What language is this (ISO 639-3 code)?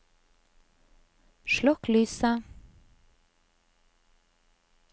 nor